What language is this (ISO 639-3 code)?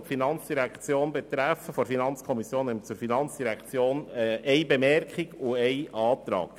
gsw